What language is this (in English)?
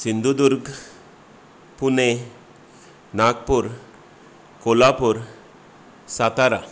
Konkani